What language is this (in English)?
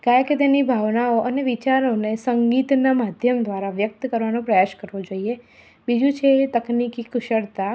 Gujarati